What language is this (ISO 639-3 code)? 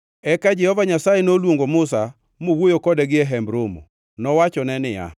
luo